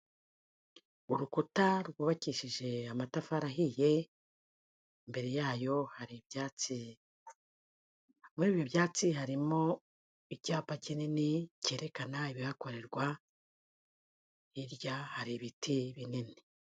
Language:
Kinyarwanda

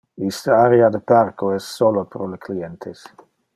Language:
Interlingua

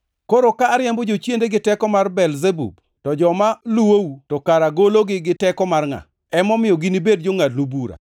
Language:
Luo (Kenya and Tanzania)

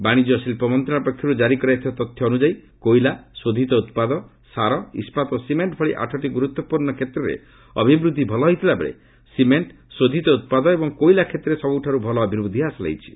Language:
Odia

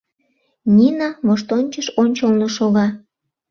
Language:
Mari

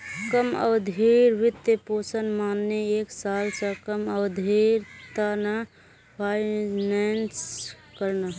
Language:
Magahi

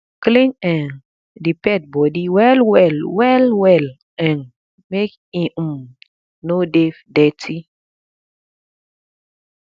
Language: Nigerian Pidgin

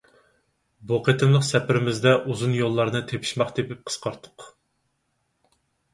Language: Uyghur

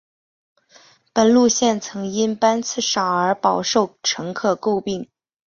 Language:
Chinese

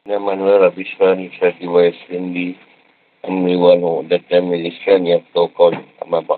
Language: Malay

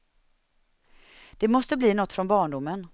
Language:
Swedish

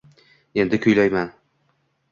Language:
Uzbek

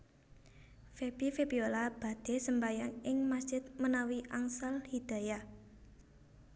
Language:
Javanese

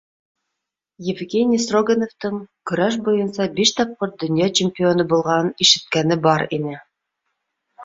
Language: Bashkir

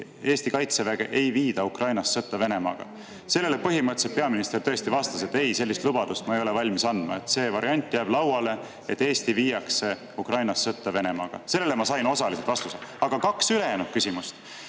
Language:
Estonian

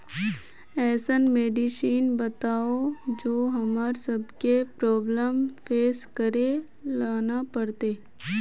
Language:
Magahi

